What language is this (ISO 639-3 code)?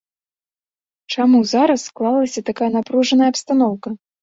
bel